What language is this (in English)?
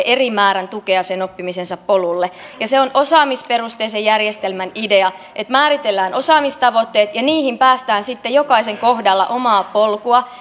Finnish